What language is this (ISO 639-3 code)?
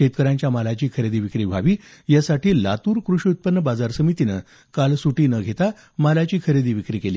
mar